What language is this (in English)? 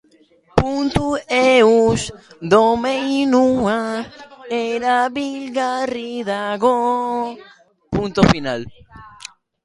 Basque